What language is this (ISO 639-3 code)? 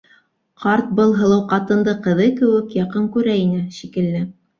bak